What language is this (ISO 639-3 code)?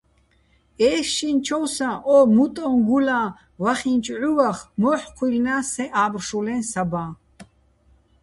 bbl